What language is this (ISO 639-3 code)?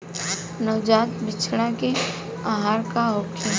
bho